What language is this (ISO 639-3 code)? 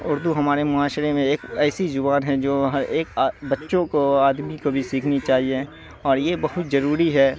urd